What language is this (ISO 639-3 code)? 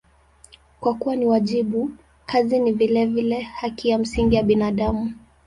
swa